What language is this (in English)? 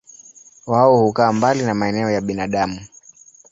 Swahili